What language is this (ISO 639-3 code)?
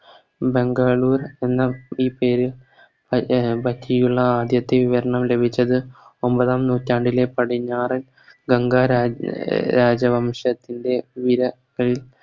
mal